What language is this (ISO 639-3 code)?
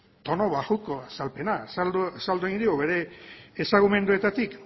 eus